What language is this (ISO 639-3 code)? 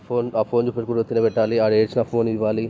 tel